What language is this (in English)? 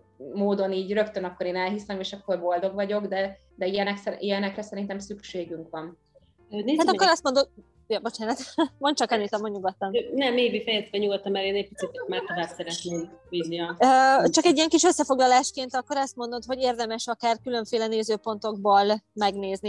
Hungarian